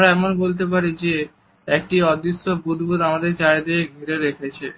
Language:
Bangla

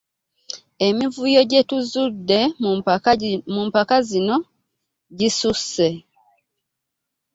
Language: Ganda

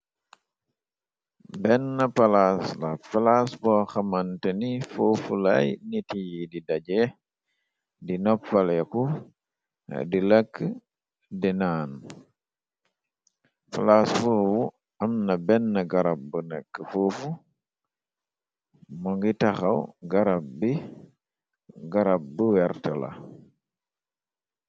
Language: Wolof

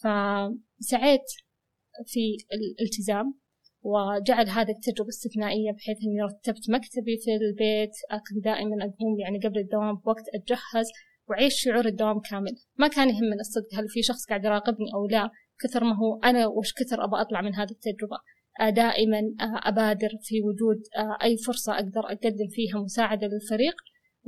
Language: Arabic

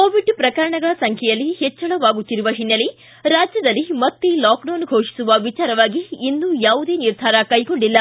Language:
Kannada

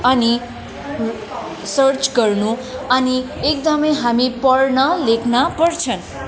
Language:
Nepali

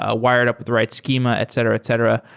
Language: English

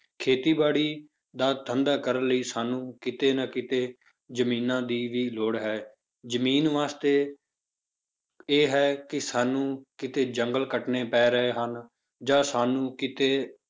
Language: Punjabi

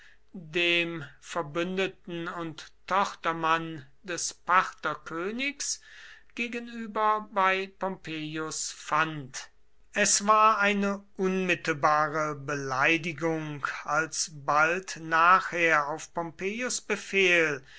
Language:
German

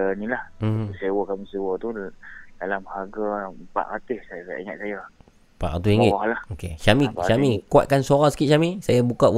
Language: Malay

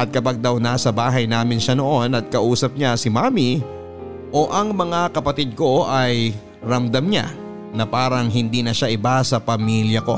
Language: Filipino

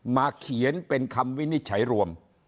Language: Thai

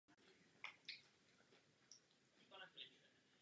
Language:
Czech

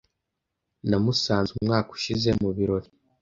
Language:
Kinyarwanda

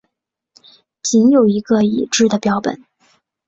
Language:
Chinese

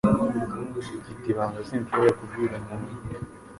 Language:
Kinyarwanda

